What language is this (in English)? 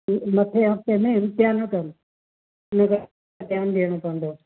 Sindhi